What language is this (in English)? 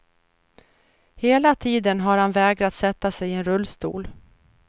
Swedish